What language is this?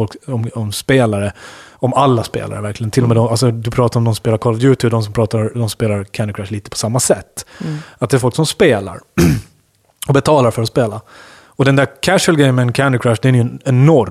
Swedish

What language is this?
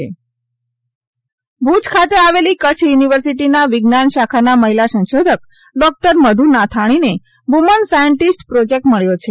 Gujarati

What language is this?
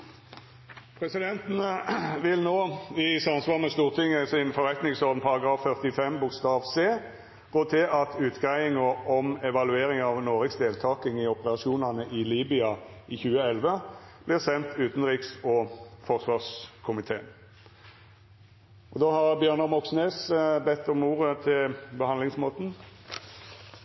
Norwegian Nynorsk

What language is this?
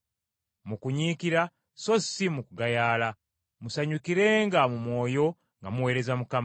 Ganda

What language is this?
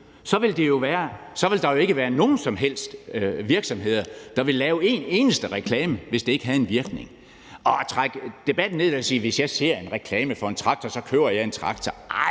Danish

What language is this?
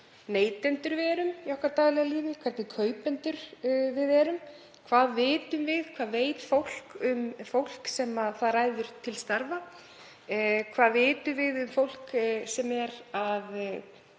Icelandic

